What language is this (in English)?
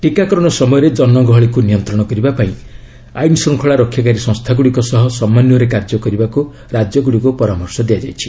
Odia